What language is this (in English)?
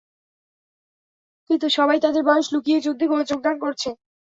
Bangla